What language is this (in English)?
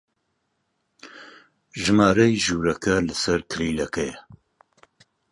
Central Kurdish